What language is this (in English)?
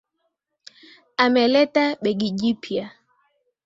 Swahili